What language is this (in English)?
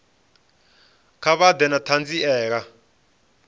Venda